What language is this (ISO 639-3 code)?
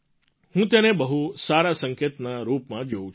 guj